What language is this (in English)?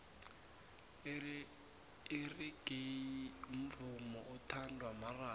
South Ndebele